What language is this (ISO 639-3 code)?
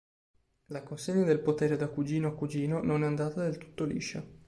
ita